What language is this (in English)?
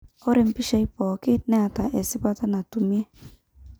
Masai